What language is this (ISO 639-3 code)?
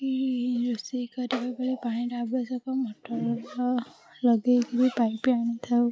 ori